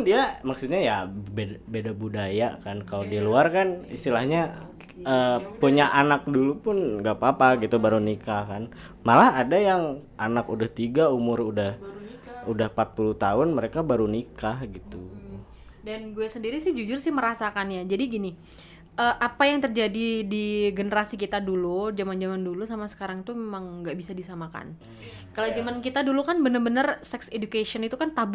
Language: Indonesian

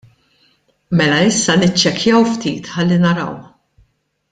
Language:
Maltese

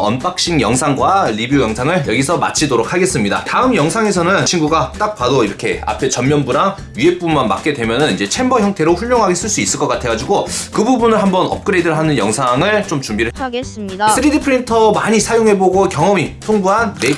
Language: Korean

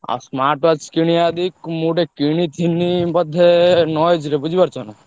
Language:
Odia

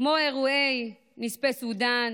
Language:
Hebrew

